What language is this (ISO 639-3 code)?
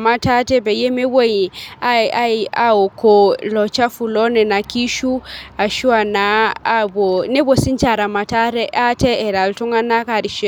mas